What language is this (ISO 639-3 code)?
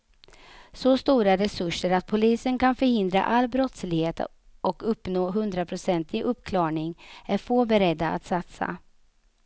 swe